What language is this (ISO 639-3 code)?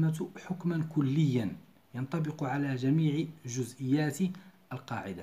ara